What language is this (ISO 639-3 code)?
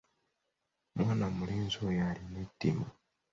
lug